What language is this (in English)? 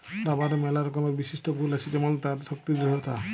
Bangla